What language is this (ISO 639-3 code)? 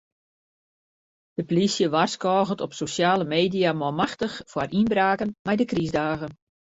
fry